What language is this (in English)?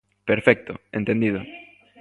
Galician